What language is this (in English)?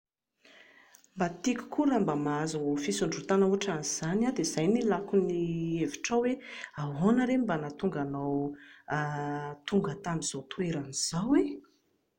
Malagasy